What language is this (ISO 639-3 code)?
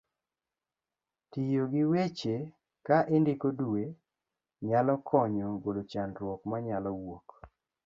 luo